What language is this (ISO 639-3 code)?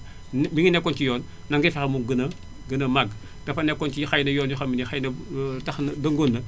wol